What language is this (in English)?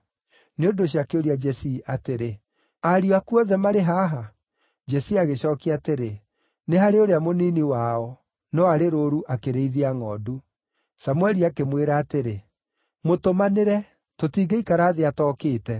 Kikuyu